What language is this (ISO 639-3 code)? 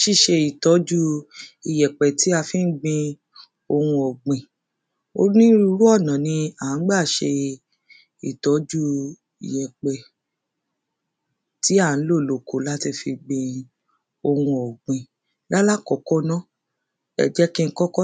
yor